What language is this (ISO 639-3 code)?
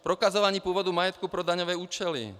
ces